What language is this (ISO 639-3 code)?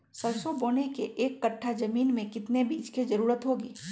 mag